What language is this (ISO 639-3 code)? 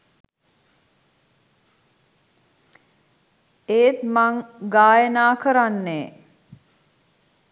sin